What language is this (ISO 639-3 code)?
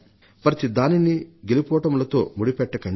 tel